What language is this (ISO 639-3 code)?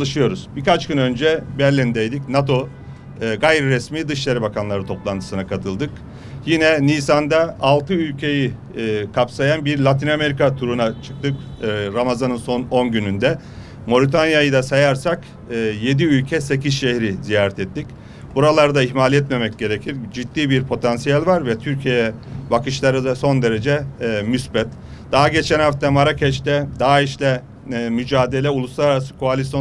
tur